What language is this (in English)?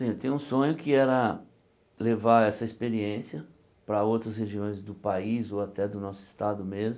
Portuguese